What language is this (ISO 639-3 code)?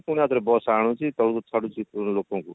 ori